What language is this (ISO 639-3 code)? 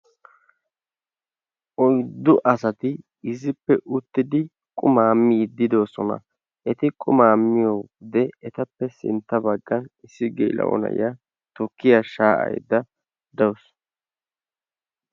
wal